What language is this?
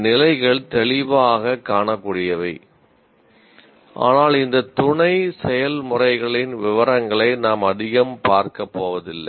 Tamil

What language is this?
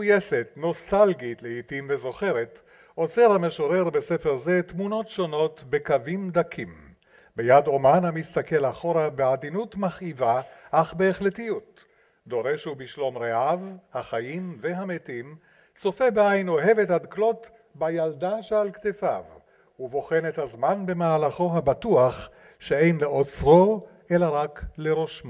Hebrew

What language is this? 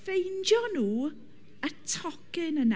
Welsh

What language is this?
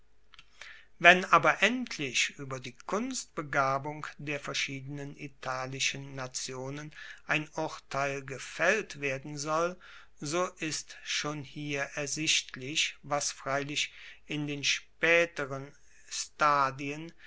German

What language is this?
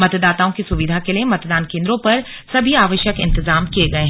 Hindi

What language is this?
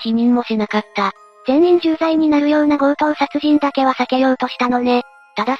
Japanese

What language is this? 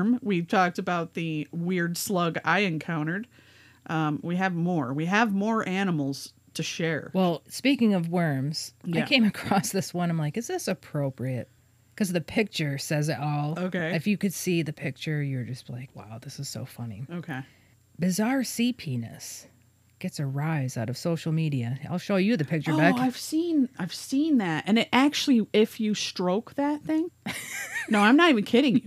English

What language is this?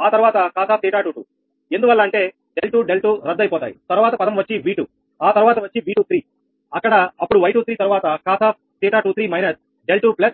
Telugu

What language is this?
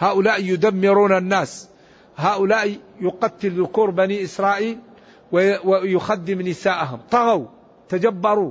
Arabic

